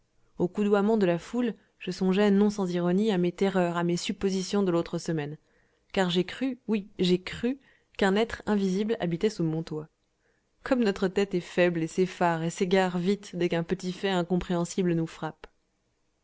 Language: French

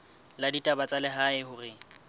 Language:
Southern Sotho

